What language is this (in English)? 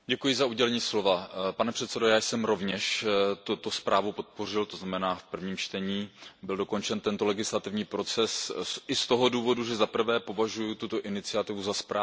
Czech